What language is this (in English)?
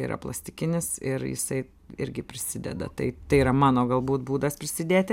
Lithuanian